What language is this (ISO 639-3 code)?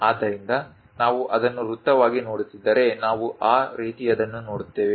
kan